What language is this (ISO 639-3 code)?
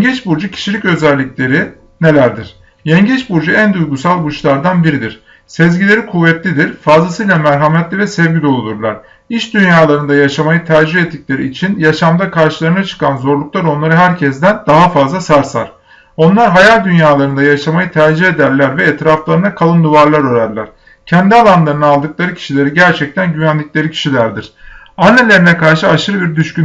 tur